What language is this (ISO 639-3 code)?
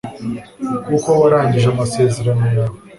kin